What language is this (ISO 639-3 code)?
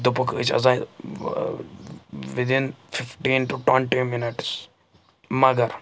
kas